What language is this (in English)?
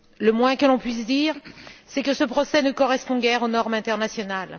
French